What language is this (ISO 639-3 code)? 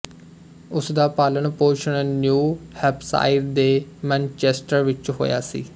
pan